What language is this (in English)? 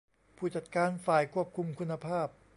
Thai